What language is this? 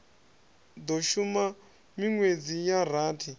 Venda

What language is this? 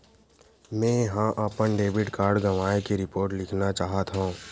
Chhattisgarhi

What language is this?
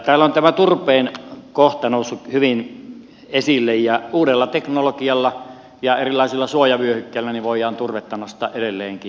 Finnish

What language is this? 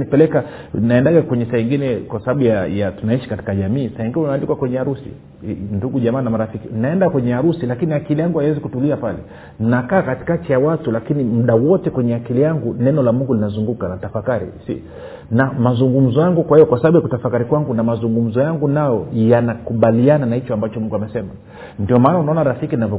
Swahili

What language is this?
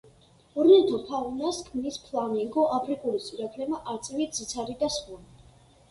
Georgian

